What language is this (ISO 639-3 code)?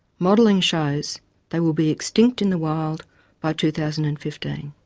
eng